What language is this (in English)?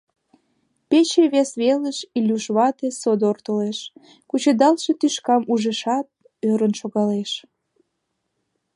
Mari